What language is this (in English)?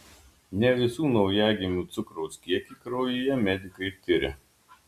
Lithuanian